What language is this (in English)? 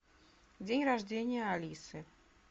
Russian